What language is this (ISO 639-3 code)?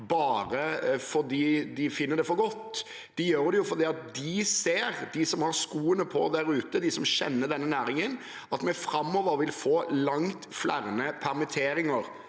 nor